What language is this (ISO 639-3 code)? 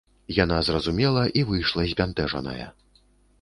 bel